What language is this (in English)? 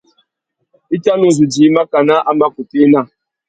Tuki